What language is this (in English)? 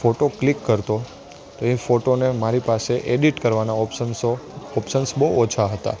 Gujarati